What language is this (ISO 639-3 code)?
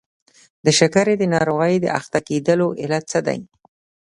pus